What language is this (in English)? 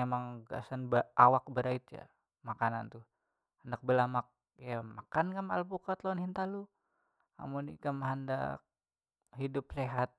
Banjar